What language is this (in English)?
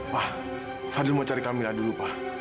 Indonesian